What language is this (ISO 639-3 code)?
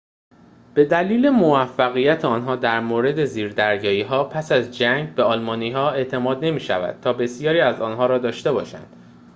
fas